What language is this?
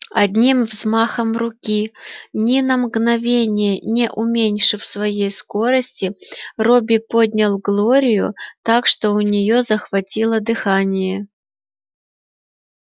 Russian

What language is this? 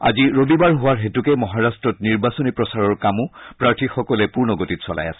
Assamese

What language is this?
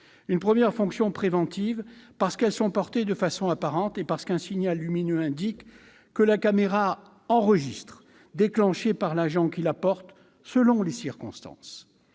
French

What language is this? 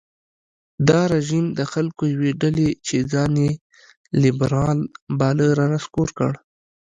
Pashto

